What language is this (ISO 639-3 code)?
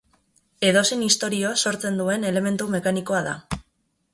eus